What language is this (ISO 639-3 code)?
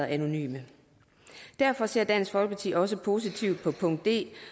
dan